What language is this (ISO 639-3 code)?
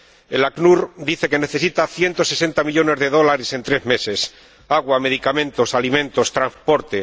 spa